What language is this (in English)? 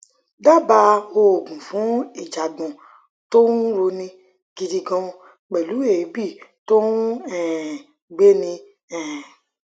Yoruba